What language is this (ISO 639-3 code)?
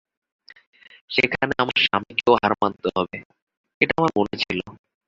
ben